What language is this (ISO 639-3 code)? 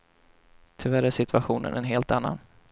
swe